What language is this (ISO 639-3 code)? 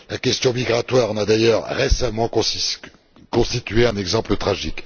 fra